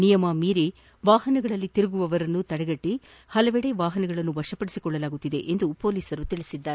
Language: Kannada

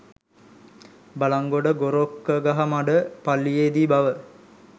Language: Sinhala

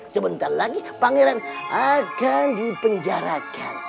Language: Indonesian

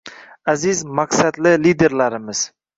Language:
Uzbek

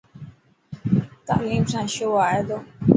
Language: Dhatki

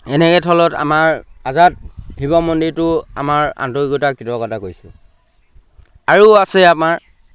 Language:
Assamese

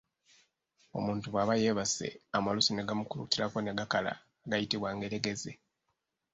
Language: Ganda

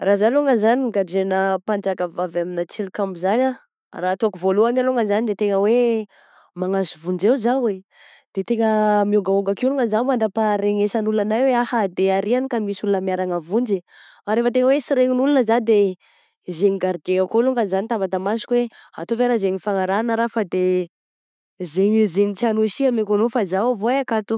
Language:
Southern Betsimisaraka Malagasy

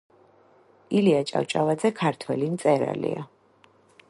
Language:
Georgian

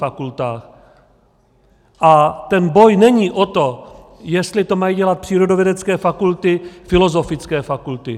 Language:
Czech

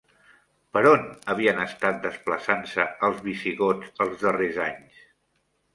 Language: Catalan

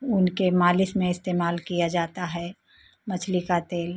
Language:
Hindi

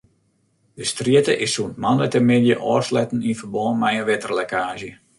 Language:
Western Frisian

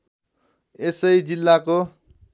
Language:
Nepali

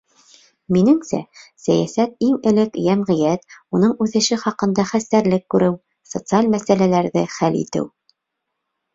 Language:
Bashkir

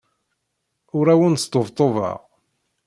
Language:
Kabyle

